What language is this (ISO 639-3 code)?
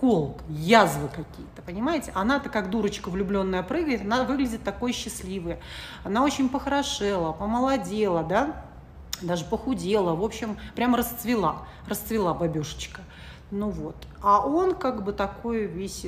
rus